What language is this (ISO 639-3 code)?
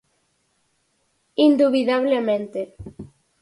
glg